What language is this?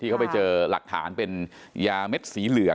Thai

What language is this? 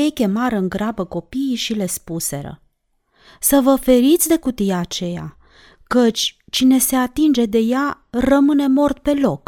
Romanian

